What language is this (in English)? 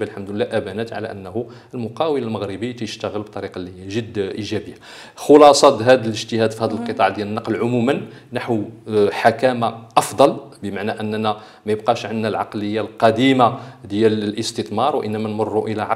Arabic